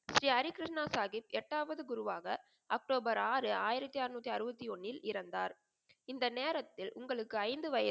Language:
Tamil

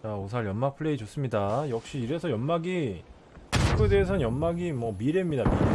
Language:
Korean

